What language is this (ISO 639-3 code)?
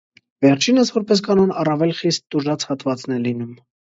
hye